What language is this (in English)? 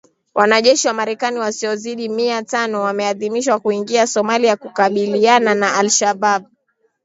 Swahili